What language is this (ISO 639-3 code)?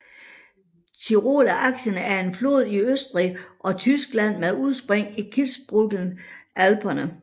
dan